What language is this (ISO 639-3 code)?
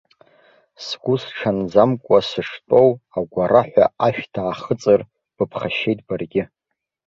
abk